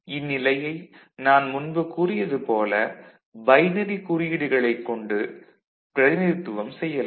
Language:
Tamil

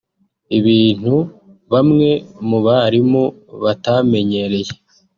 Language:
Kinyarwanda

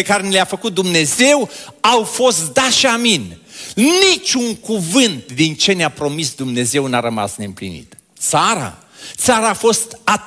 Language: Romanian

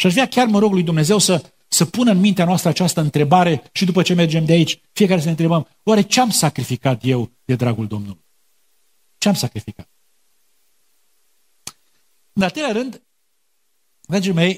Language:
Romanian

